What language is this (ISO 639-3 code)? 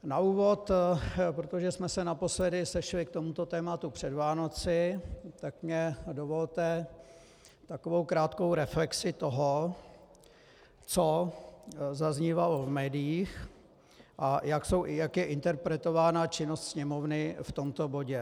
ces